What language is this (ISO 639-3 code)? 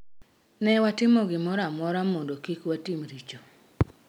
luo